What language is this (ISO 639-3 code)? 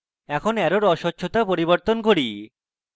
ben